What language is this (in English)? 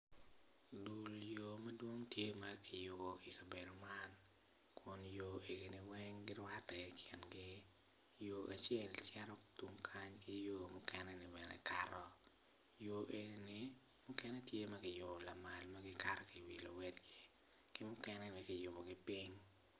Acoli